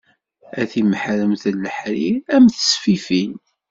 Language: Kabyle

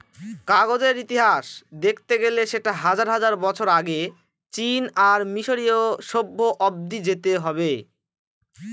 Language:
Bangla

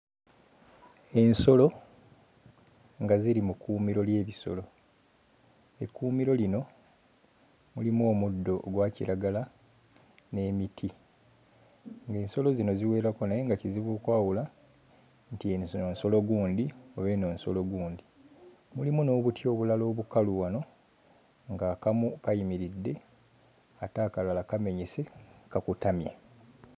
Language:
Ganda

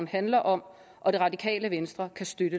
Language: Danish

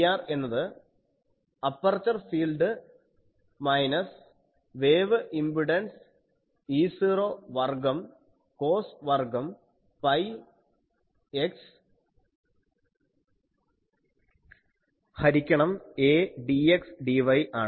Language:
Malayalam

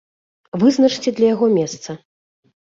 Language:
Belarusian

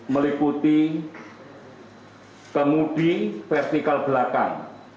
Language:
Indonesian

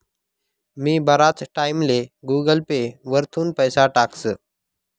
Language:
Marathi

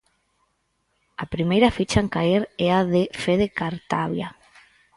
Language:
Galician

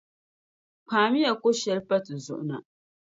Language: Dagbani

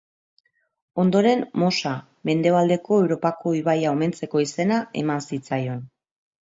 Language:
Basque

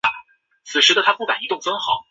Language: Chinese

